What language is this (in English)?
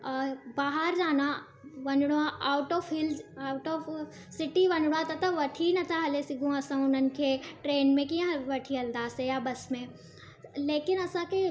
Sindhi